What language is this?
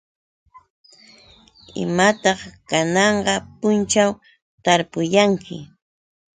Yauyos Quechua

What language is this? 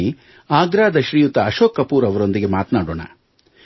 Kannada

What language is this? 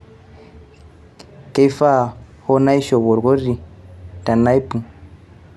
Masai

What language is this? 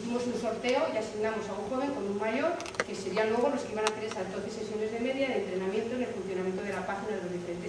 Spanish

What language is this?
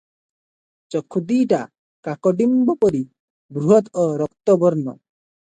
Odia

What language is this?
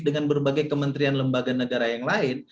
Indonesian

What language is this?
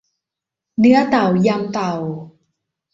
Thai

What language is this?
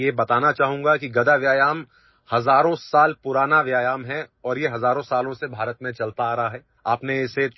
Odia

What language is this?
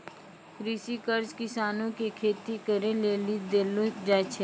Maithili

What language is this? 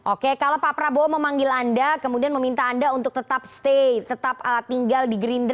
Indonesian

